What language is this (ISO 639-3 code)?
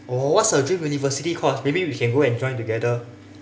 eng